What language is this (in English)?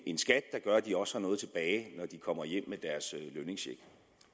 Danish